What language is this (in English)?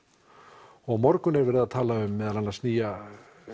Icelandic